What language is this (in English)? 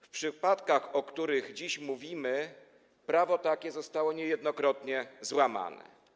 Polish